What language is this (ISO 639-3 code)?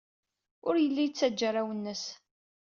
kab